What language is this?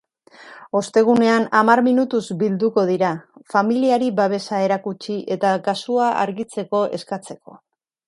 Basque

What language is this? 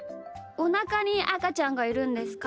Japanese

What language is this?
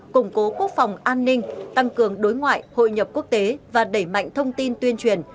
Vietnamese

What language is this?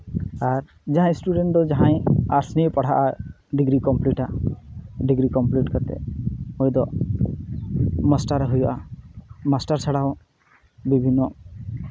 Santali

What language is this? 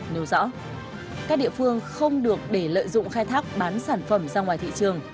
Vietnamese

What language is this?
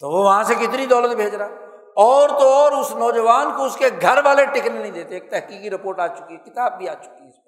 Urdu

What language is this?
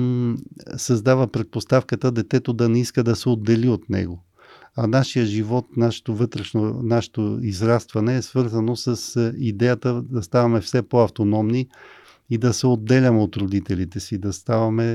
Bulgarian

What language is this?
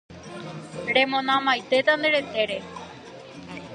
Guarani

